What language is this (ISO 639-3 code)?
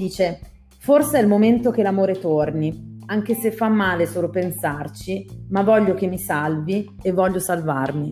ita